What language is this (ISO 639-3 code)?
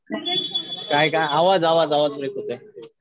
mar